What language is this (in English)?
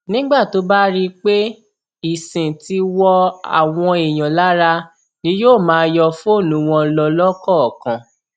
Yoruba